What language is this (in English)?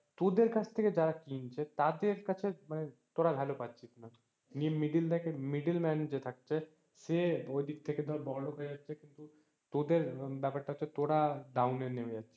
Bangla